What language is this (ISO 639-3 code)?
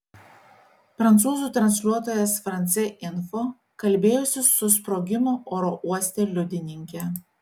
lit